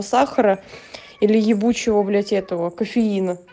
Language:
Russian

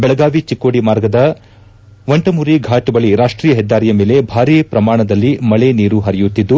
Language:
Kannada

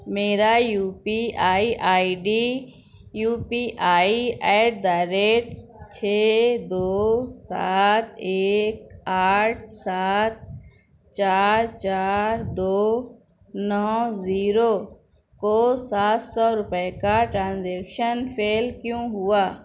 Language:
Urdu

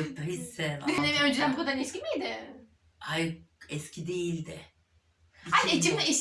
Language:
Turkish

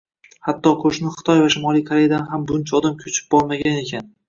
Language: Uzbek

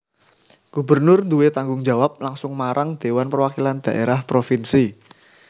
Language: Javanese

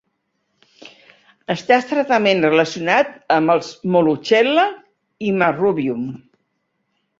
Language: Catalan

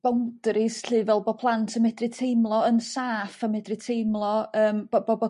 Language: Welsh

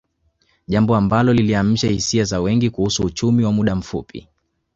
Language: Swahili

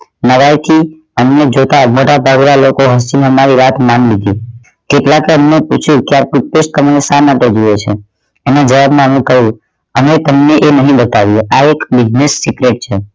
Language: Gujarati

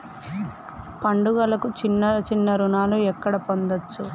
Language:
Telugu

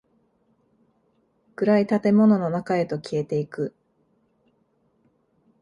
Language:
Japanese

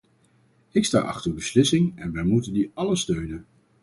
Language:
Dutch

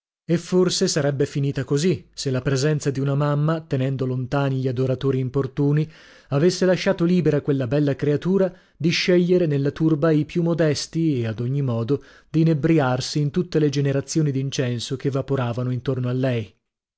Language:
Italian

